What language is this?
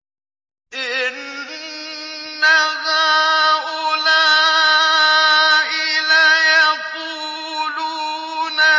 Arabic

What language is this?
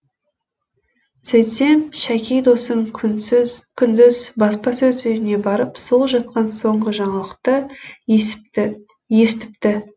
Kazakh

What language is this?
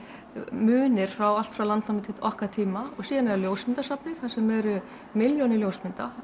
Icelandic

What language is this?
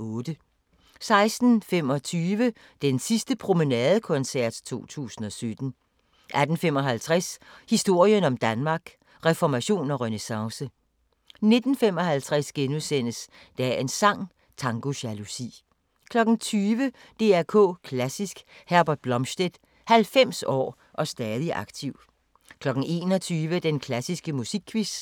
Danish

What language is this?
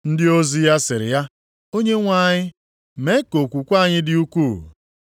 Igbo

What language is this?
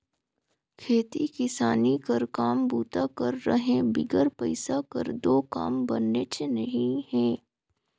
Chhattisgarhi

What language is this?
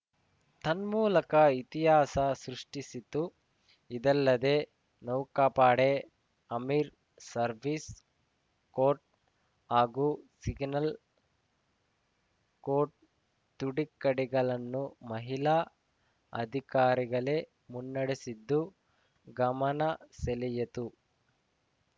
Kannada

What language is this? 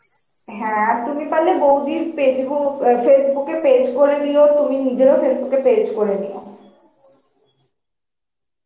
Bangla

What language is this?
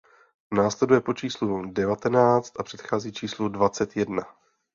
Czech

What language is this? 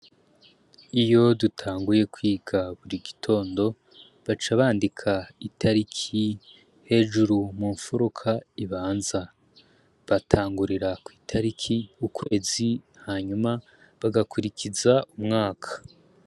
Rundi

